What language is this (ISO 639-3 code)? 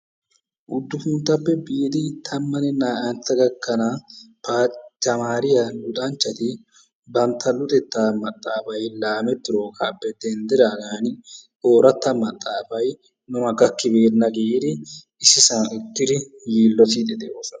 wal